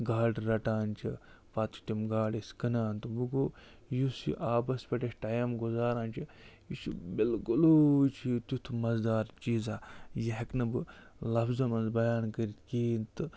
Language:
Kashmiri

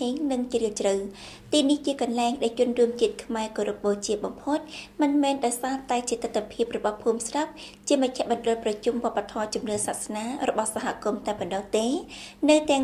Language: Thai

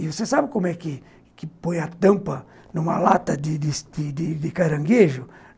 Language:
Portuguese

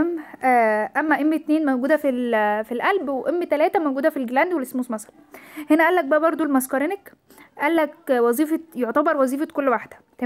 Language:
Arabic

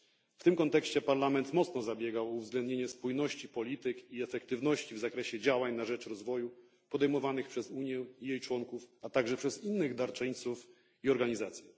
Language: Polish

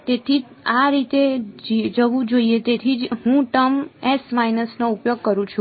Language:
Gujarati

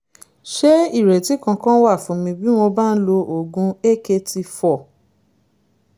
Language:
Yoruba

